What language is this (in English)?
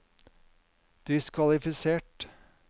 Norwegian